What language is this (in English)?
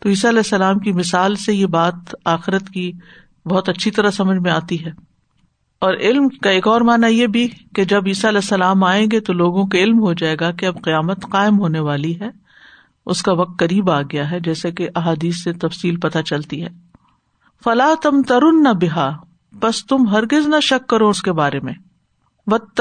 Urdu